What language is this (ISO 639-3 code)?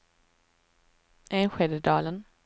swe